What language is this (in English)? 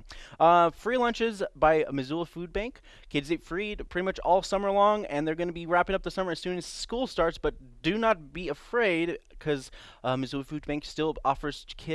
English